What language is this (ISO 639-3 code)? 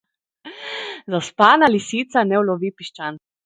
slv